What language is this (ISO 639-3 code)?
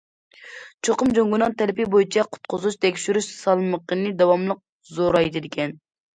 uig